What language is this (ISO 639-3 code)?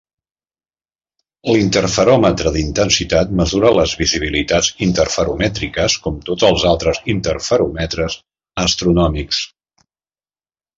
cat